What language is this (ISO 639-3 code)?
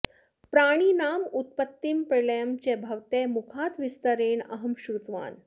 san